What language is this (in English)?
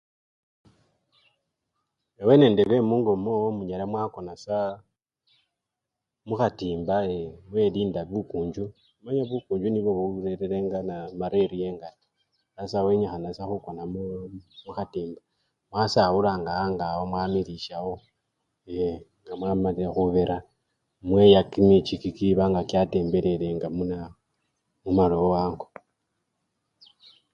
Luyia